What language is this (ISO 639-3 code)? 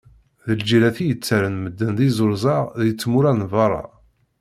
kab